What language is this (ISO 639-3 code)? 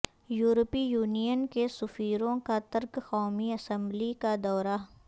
urd